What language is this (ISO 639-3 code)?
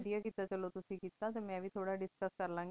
pan